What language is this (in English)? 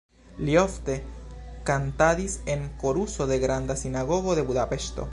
Esperanto